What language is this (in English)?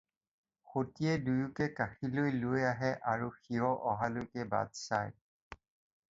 Assamese